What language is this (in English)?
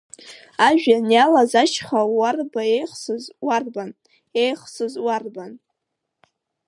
Abkhazian